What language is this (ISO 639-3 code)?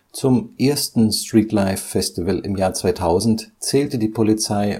deu